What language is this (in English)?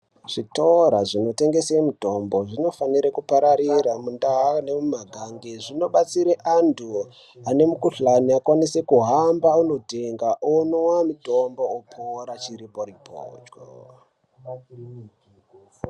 Ndau